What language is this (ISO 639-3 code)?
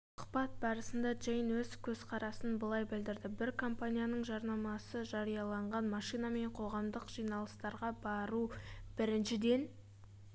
kaz